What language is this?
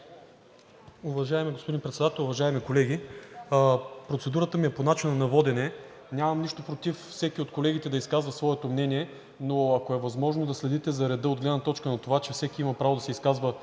Bulgarian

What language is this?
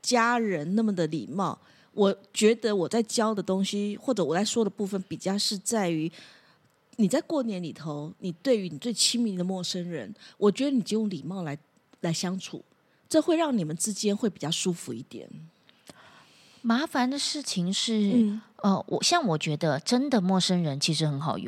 Chinese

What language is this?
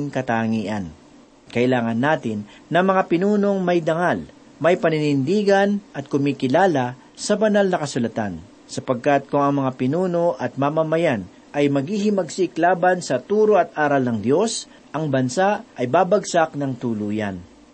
Filipino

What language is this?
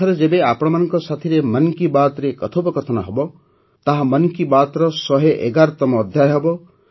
Odia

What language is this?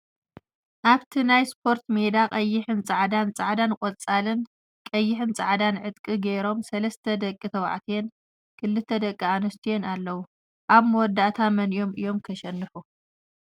Tigrinya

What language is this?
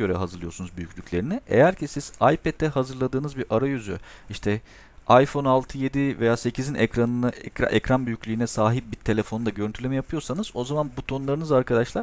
Turkish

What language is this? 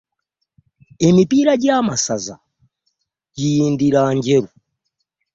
Ganda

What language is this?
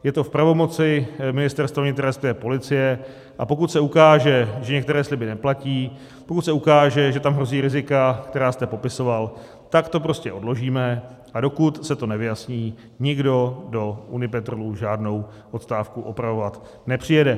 Czech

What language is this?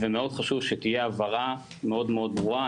Hebrew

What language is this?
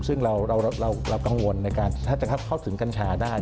Thai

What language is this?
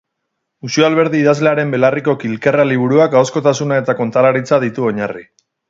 Basque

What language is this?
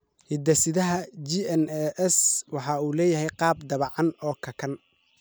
Somali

